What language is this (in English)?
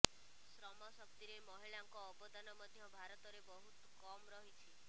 Odia